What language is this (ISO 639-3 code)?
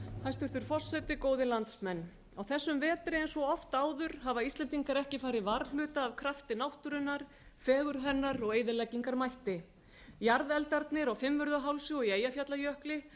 isl